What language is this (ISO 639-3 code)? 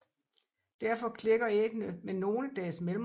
dan